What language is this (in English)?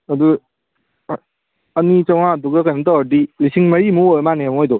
Manipuri